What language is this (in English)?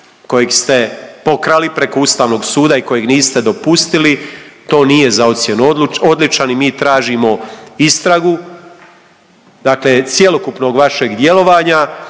Croatian